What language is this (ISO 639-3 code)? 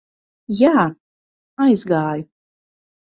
lav